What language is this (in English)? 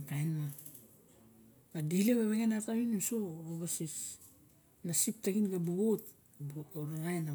Barok